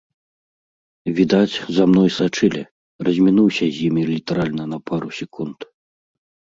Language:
Belarusian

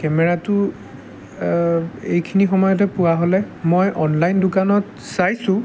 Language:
Assamese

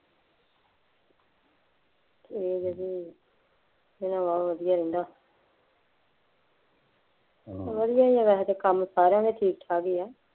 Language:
Punjabi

